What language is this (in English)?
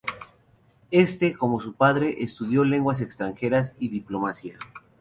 Spanish